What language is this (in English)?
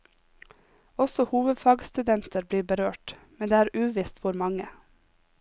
Norwegian